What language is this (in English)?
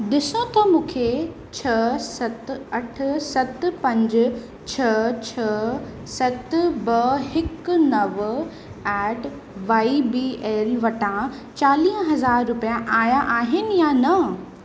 Sindhi